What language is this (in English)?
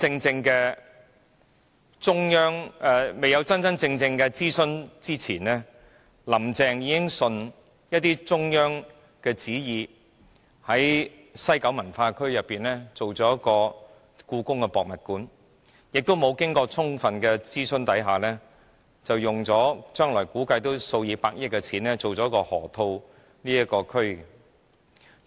Cantonese